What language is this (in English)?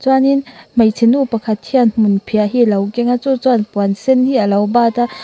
Mizo